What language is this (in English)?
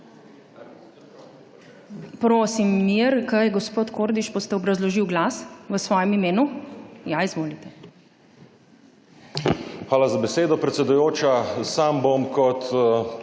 Slovenian